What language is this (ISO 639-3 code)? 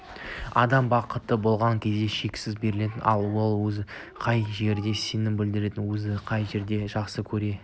kaz